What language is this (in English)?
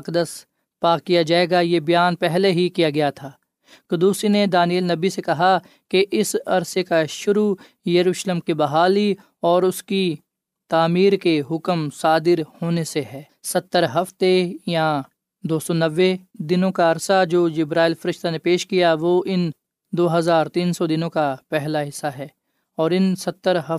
Urdu